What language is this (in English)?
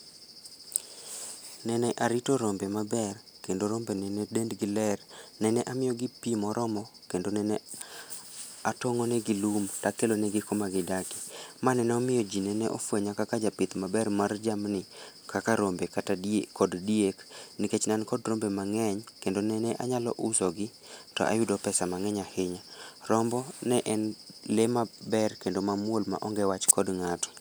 Luo (Kenya and Tanzania)